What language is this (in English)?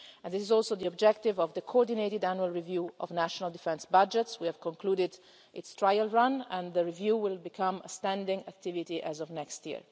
English